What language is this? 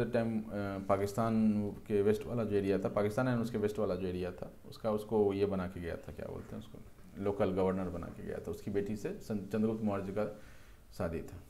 Hindi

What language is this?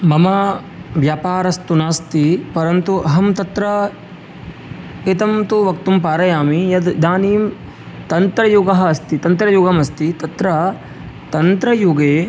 Sanskrit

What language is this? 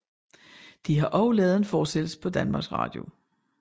Danish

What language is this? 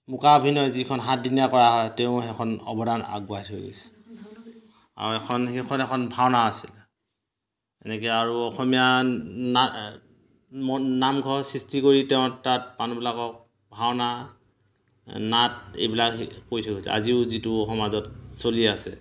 Assamese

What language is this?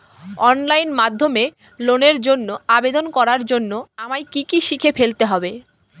Bangla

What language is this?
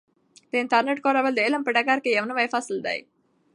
Pashto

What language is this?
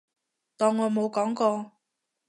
Cantonese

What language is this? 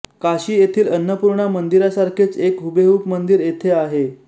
Marathi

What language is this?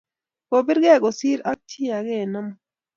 Kalenjin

